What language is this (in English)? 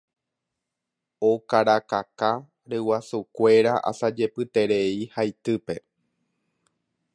Guarani